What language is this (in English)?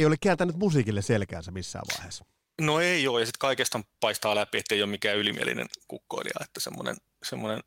Finnish